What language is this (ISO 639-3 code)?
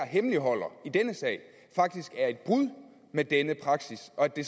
dan